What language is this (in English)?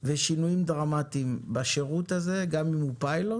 Hebrew